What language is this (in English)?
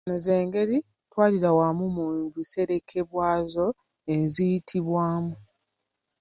Ganda